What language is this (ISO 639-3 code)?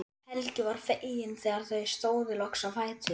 isl